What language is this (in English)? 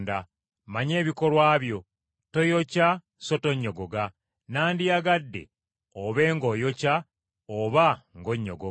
Ganda